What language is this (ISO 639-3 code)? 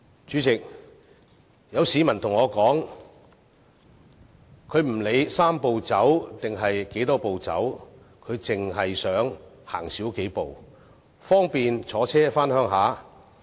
yue